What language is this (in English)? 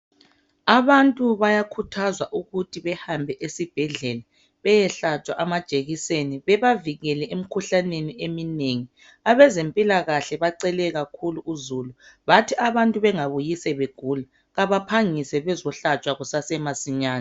North Ndebele